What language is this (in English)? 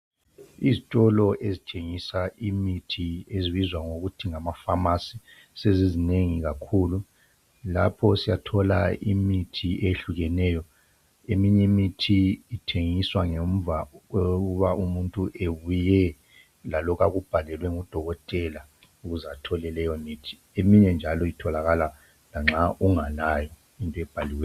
North Ndebele